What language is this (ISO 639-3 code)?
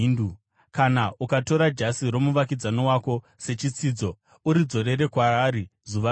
sna